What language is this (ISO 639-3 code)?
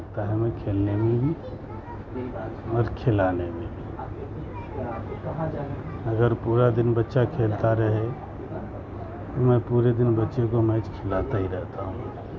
urd